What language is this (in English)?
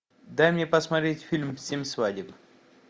Russian